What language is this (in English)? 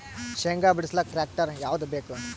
Kannada